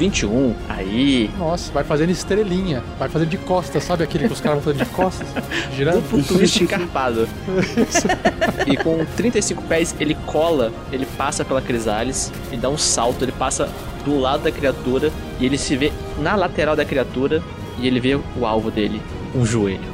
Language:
Portuguese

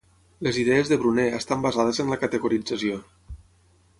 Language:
Catalan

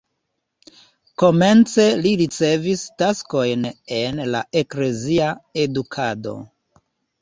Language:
Esperanto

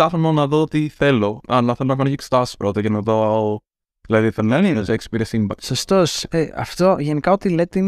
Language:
Greek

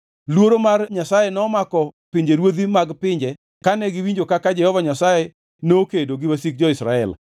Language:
Luo (Kenya and Tanzania)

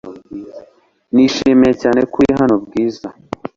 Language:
Kinyarwanda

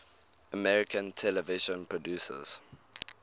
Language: English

